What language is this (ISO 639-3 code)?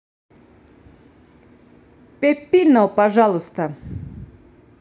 rus